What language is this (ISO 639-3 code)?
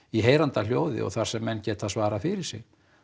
isl